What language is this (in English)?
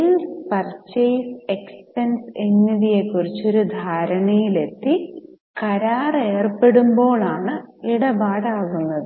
Malayalam